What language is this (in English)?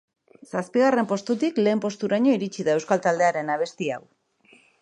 Basque